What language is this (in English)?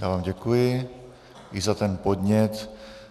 Czech